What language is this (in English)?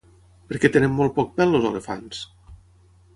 Catalan